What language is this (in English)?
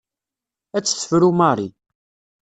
Kabyle